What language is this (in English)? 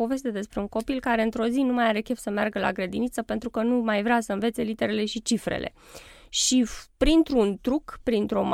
Romanian